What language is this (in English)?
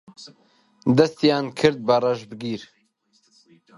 Central Kurdish